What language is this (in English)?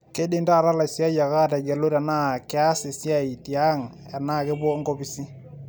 Masai